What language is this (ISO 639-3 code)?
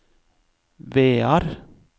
nor